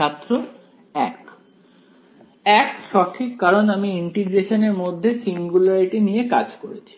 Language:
Bangla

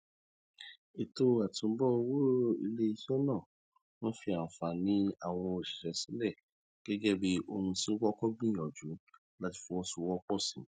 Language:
Yoruba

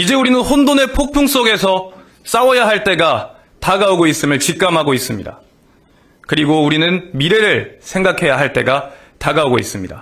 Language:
Korean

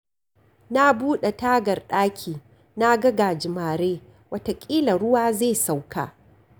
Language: Hausa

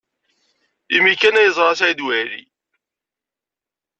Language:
Kabyle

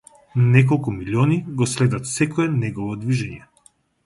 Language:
Macedonian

